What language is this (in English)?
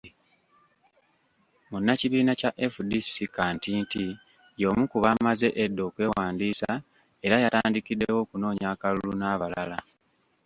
Ganda